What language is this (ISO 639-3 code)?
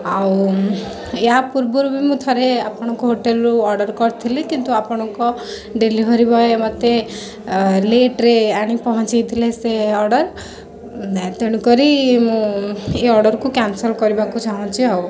ori